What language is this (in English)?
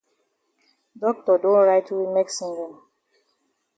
Cameroon Pidgin